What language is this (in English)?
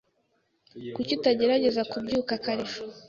Kinyarwanda